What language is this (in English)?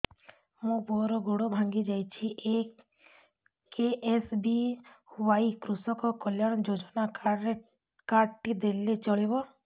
Odia